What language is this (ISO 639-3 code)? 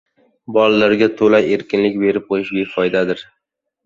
uzb